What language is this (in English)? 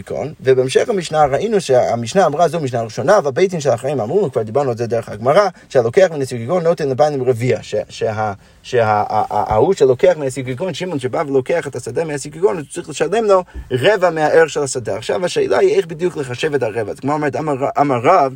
Hebrew